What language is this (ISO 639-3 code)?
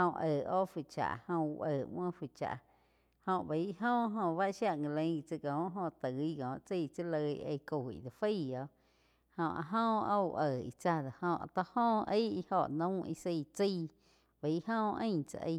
chq